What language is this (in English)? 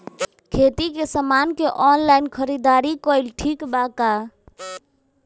Bhojpuri